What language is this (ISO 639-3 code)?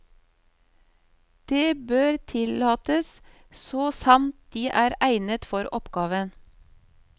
nor